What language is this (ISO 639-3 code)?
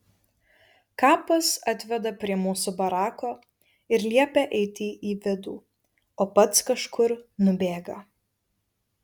lit